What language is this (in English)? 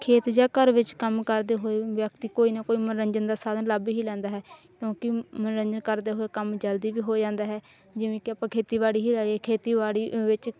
Punjabi